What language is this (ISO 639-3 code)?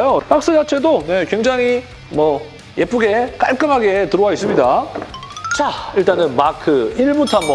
kor